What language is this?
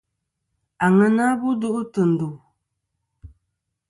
Kom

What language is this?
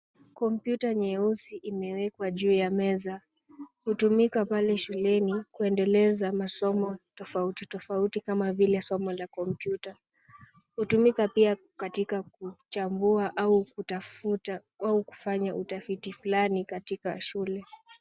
Swahili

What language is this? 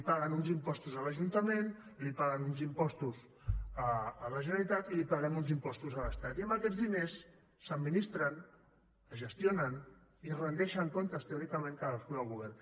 Catalan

